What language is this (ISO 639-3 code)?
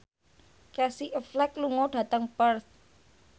jav